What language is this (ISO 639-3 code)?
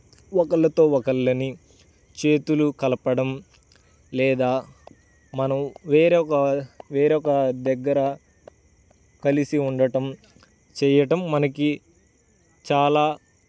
tel